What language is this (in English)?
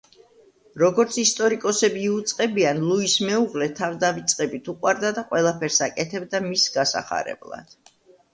Georgian